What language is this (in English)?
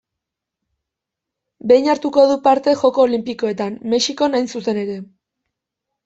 Basque